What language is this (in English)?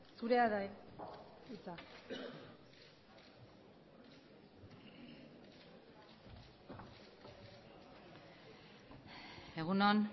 Basque